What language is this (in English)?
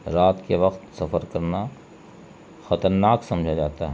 Urdu